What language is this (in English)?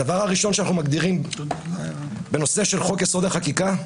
Hebrew